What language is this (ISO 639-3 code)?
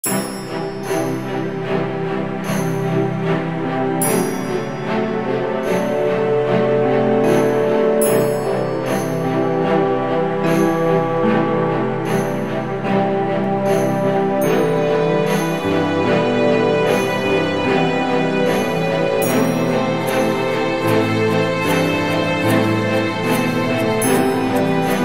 ara